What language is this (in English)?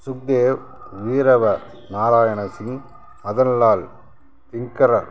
Tamil